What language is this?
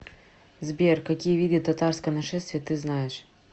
Russian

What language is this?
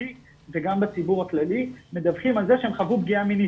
Hebrew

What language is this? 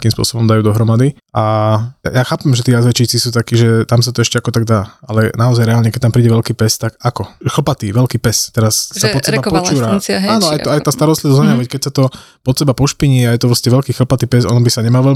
Slovak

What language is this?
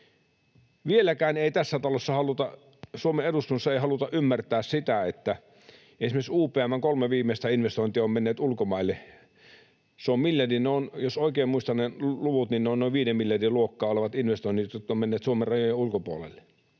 Finnish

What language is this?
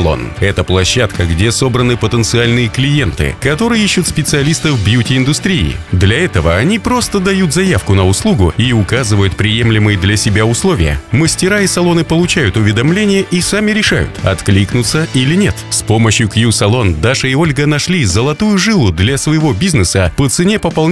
Russian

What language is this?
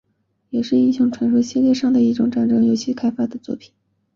Chinese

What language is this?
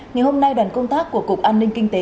Vietnamese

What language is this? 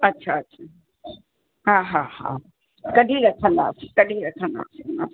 Sindhi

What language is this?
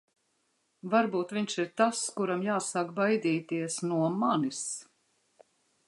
Latvian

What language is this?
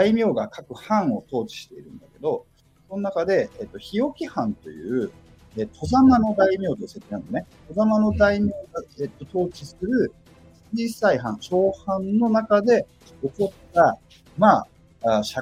Japanese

